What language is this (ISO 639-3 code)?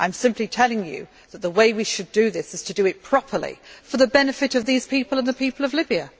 eng